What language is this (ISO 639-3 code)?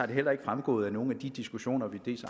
dan